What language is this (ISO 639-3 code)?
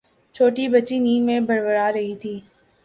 urd